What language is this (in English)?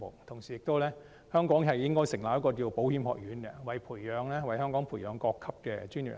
Cantonese